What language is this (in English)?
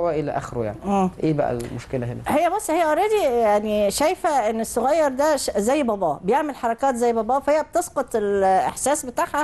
Arabic